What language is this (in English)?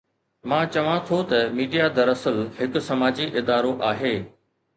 Sindhi